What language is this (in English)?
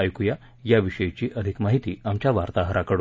Marathi